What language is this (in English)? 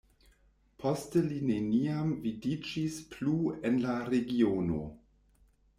Esperanto